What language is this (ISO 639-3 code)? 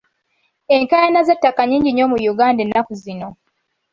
lug